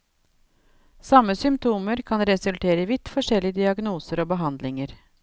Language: Norwegian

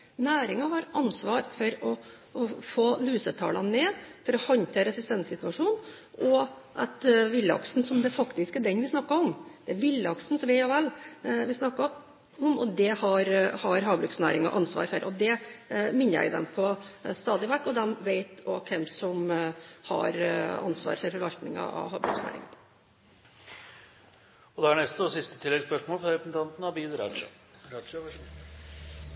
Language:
Norwegian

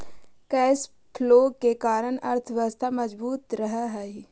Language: Magahi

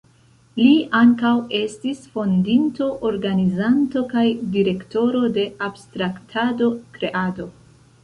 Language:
Esperanto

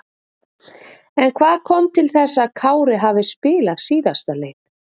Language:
Icelandic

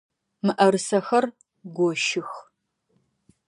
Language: Adyghe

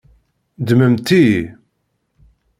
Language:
Kabyle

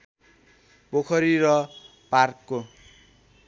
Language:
Nepali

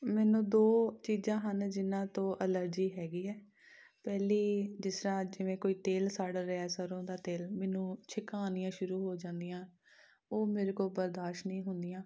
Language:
Punjabi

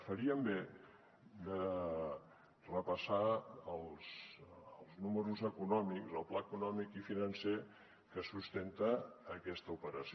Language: Catalan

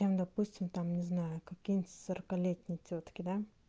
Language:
Russian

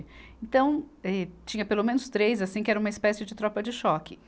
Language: Portuguese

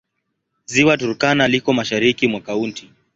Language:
Swahili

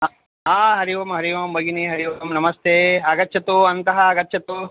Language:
Sanskrit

